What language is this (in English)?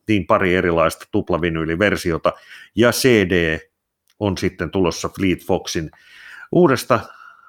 Finnish